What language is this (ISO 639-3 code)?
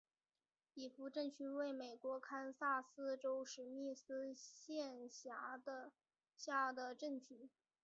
zho